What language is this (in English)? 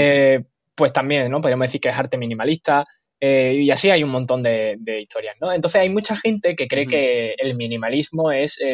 Spanish